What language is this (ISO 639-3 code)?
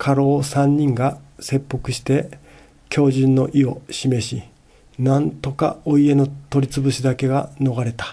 jpn